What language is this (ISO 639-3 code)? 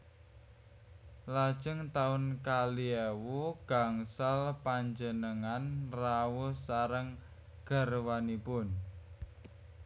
jav